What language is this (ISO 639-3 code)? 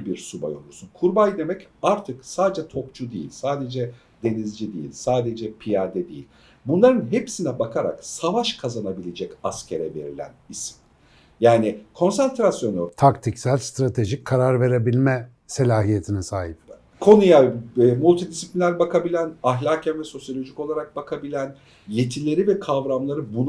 tur